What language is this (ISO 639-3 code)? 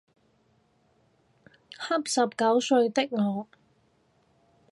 yue